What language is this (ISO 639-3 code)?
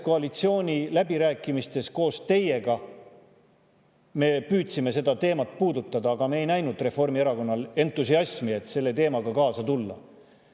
est